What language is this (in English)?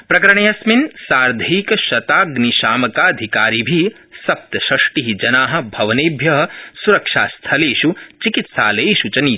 Sanskrit